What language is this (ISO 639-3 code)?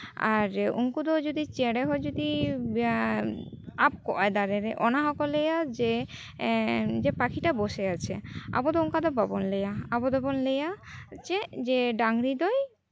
sat